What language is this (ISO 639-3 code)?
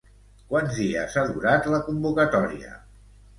cat